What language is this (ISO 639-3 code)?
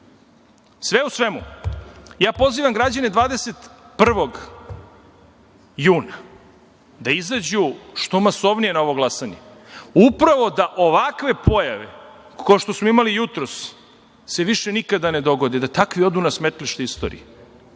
srp